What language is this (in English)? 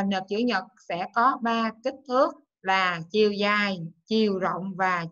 Vietnamese